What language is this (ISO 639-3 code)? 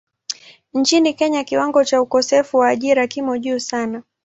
swa